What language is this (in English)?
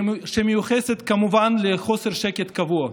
Hebrew